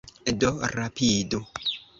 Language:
Esperanto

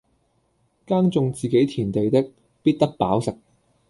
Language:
Cantonese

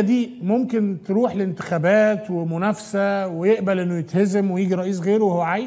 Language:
Arabic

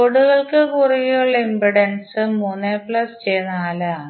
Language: Malayalam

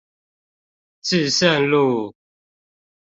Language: Chinese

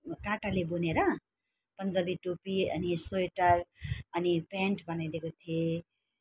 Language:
Nepali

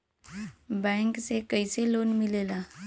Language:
Bhojpuri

